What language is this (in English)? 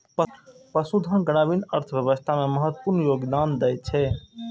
Maithili